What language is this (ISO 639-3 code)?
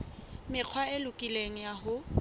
sot